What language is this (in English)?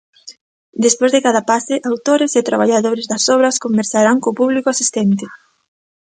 Galician